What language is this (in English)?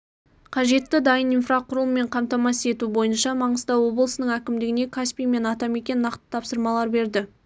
Kazakh